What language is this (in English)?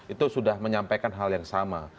Indonesian